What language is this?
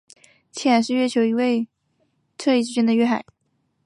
Chinese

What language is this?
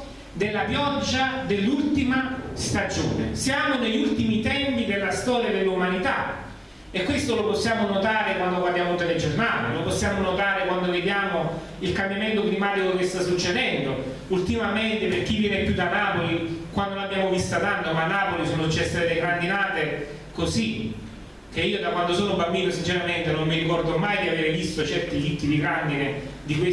Italian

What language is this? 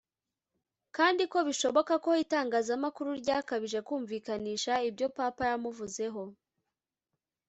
Kinyarwanda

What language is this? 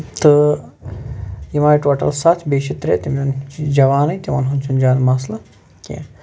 Kashmiri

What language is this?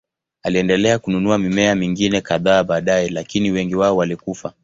Swahili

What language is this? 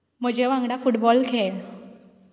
Konkani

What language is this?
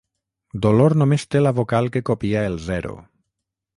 Catalan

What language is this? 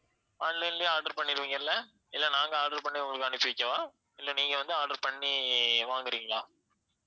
Tamil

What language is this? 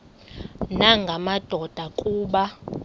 Xhosa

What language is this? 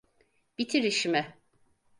Turkish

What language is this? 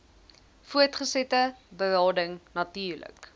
Afrikaans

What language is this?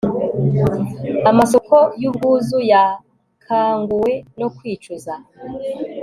Kinyarwanda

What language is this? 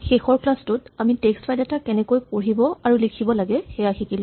Assamese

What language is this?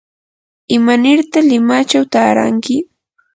Yanahuanca Pasco Quechua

